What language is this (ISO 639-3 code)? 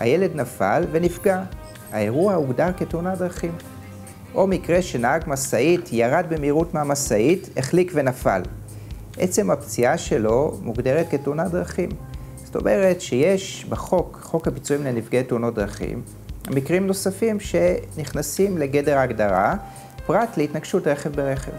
heb